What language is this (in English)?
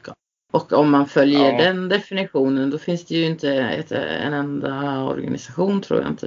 Swedish